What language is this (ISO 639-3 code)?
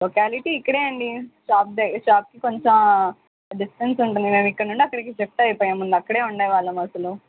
tel